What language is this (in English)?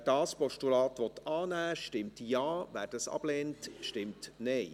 Swiss German